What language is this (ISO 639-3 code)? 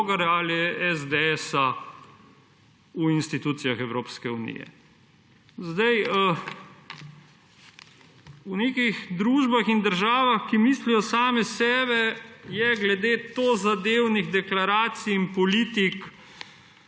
slv